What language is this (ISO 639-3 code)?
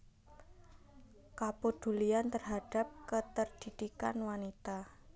jav